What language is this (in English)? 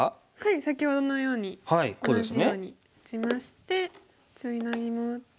Japanese